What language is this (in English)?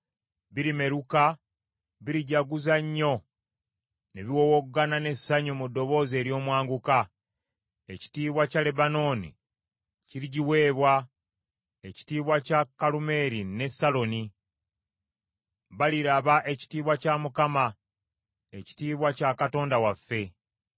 Ganda